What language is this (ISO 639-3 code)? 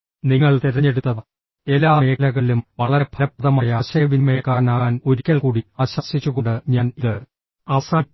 mal